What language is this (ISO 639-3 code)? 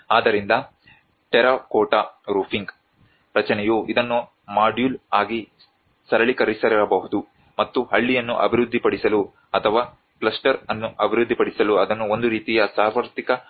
kan